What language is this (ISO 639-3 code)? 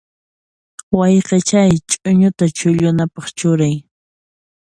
qxp